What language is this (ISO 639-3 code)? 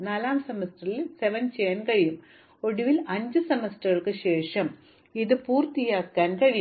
mal